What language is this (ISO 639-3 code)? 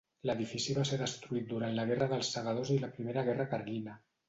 cat